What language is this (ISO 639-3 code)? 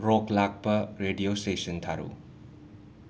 mni